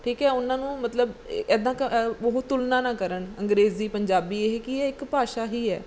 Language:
Punjabi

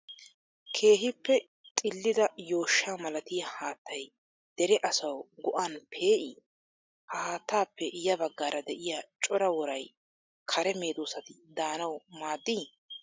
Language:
Wolaytta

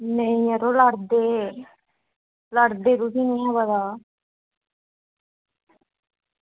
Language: Dogri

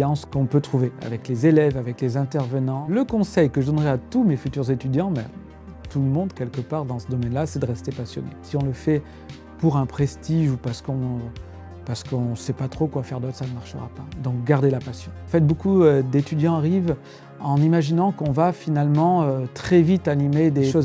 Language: French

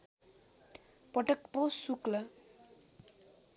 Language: Nepali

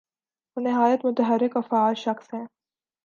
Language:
Urdu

